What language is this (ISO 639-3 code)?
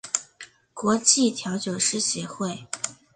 zho